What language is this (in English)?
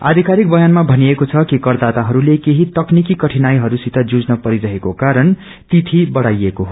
Nepali